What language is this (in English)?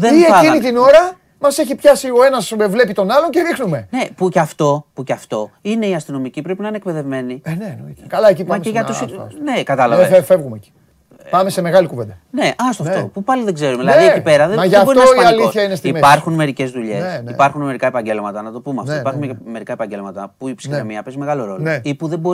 Greek